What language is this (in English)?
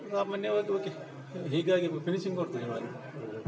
Kannada